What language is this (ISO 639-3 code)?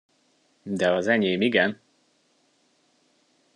hun